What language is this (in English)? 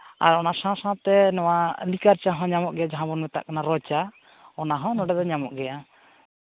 Santali